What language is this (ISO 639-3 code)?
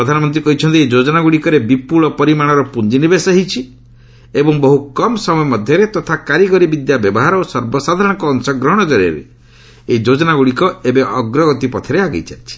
ori